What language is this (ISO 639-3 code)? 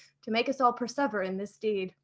eng